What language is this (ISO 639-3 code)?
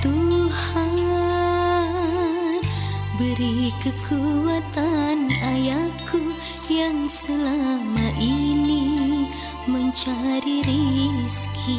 ind